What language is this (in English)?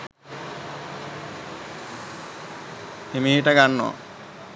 Sinhala